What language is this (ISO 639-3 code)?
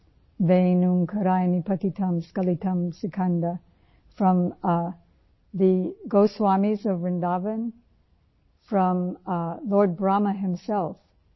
urd